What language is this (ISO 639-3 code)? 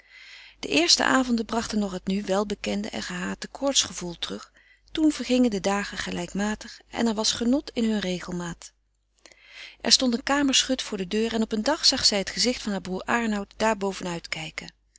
nld